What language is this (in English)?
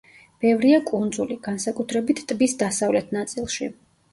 Georgian